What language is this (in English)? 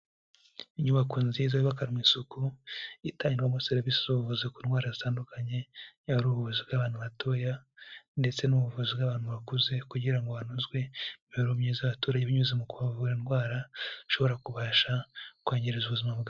Kinyarwanda